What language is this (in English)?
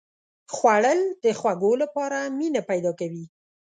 Pashto